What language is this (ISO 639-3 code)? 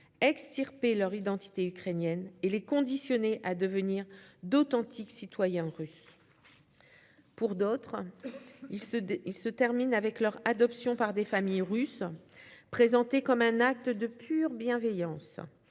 fra